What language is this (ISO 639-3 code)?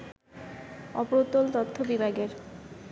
ben